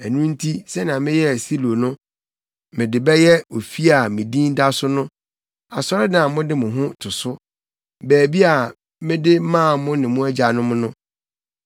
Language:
Akan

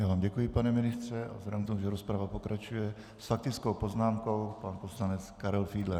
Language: Czech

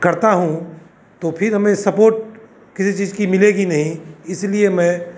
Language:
Hindi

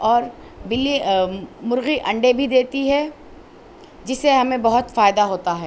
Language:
Urdu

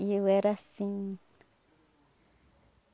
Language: Portuguese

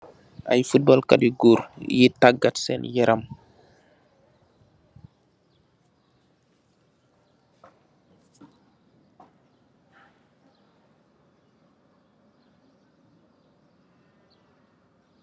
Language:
Wolof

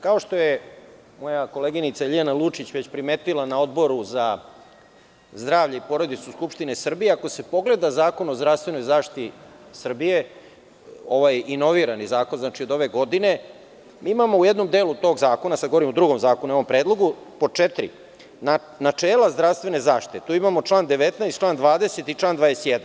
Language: Serbian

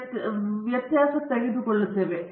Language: Kannada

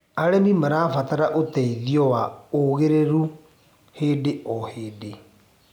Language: Kikuyu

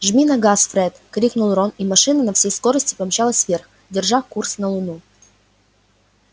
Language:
Russian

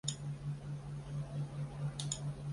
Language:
Chinese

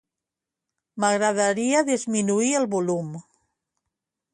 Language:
Catalan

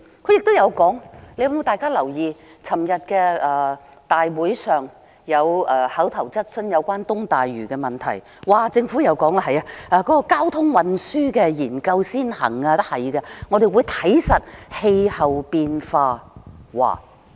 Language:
Cantonese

